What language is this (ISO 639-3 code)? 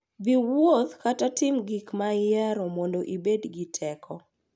luo